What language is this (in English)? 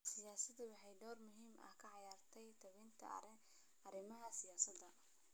Somali